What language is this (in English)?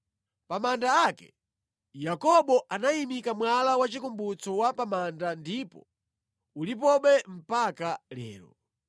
Nyanja